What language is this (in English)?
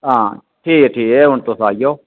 Dogri